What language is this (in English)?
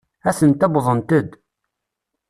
Kabyle